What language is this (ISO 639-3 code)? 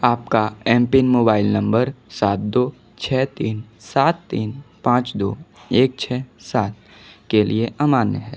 hin